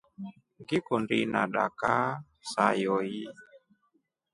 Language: Rombo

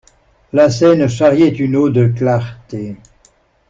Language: French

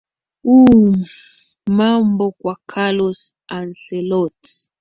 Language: Swahili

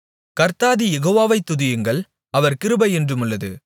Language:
Tamil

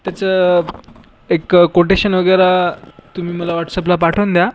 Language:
Marathi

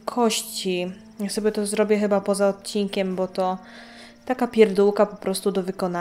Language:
Polish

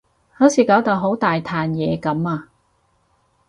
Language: Cantonese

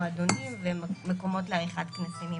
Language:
Hebrew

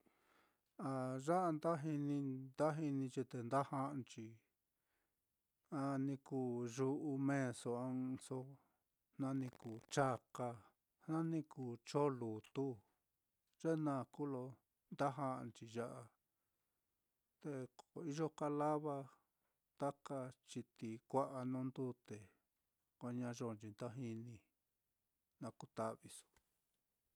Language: Mitlatongo Mixtec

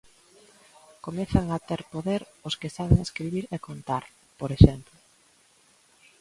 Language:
Galician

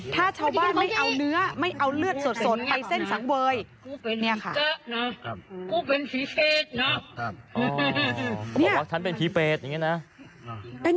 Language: Thai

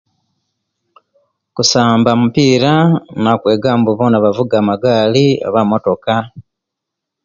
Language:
Kenyi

